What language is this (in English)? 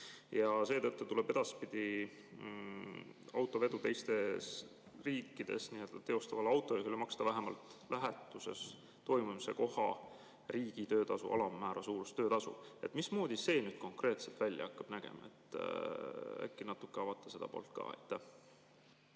Estonian